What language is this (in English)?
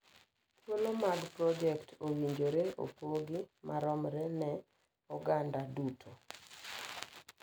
Luo (Kenya and Tanzania)